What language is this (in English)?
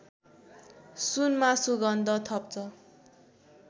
Nepali